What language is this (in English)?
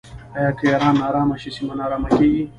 Pashto